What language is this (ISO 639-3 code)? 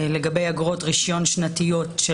heb